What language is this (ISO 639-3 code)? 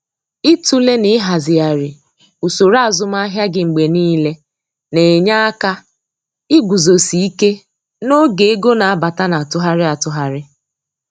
ibo